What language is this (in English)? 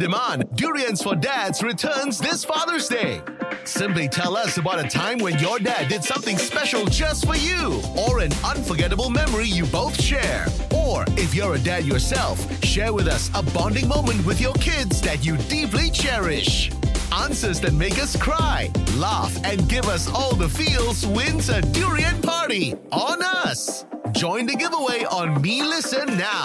Malay